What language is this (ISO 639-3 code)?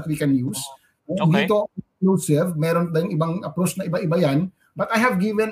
fil